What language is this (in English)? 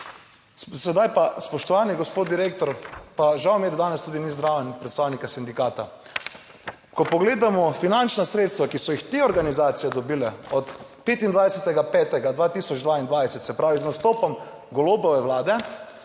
Slovenian